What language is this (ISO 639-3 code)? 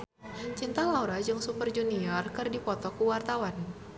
sun